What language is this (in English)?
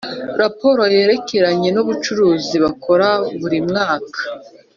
Kinyarwanda